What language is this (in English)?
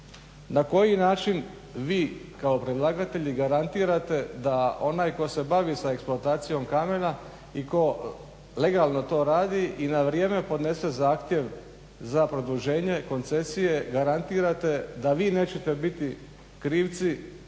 Croatian